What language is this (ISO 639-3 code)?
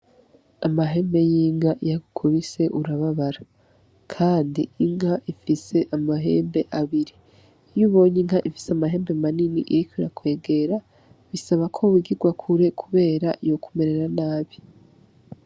run